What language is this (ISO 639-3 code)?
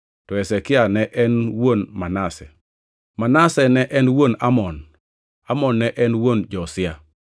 luo